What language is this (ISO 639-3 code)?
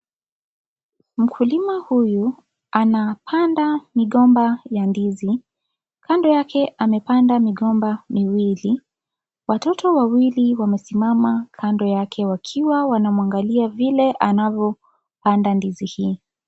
swa